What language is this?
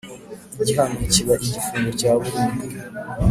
Kinyarwanda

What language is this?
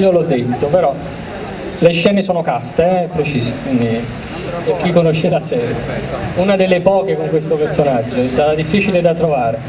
Italian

